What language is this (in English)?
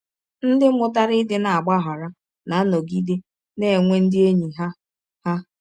Igbo